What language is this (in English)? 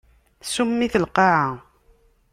Kabyle